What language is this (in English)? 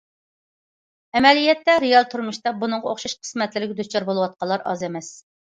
Uyghur